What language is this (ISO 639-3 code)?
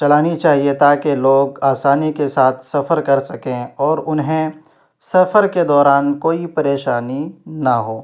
urd